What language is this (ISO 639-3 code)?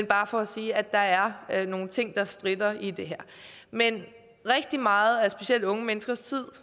dan